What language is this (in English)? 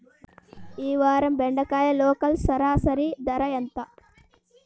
Telugu